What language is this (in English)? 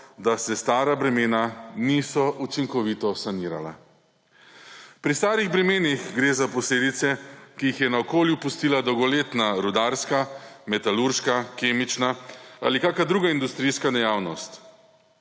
Slovenian